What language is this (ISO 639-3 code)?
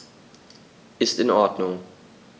deu